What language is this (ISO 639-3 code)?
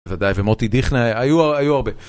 heb